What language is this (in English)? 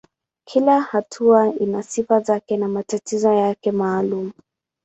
Swahili